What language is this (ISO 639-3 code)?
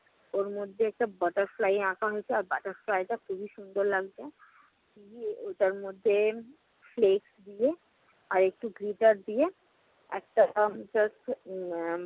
ben